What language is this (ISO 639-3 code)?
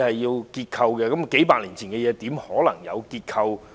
yue